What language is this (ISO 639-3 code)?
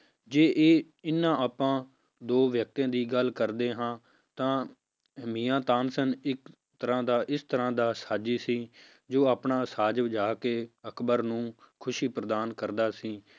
pan